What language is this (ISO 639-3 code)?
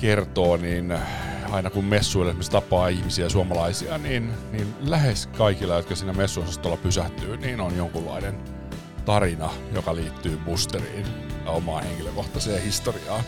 fin